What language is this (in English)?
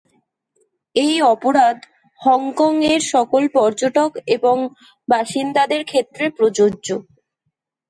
Bangla